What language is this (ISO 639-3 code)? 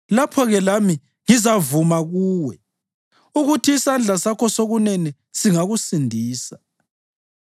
nde